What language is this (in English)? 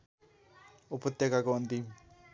Nepali